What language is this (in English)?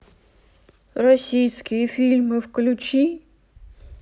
Russian